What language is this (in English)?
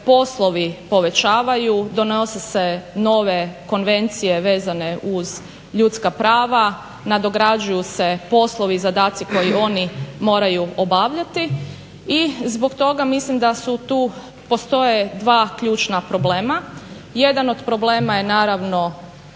Croatian